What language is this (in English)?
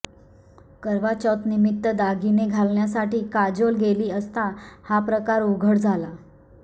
Marathi